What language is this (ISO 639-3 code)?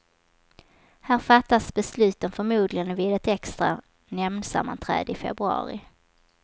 swe